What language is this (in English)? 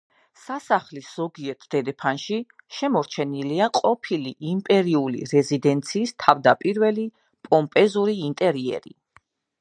Georgian